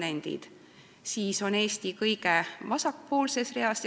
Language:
Estonian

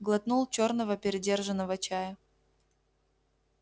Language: Russian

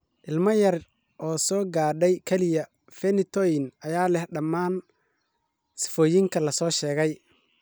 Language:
Somali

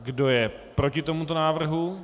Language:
Czech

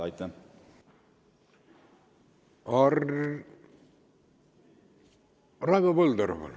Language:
Estonian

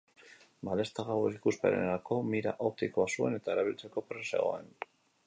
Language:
Basque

